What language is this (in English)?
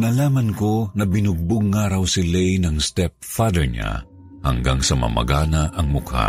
Filipino